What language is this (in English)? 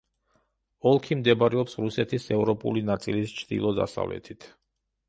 Georgian